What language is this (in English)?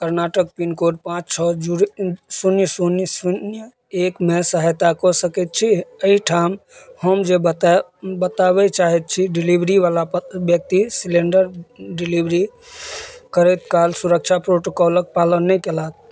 Maithili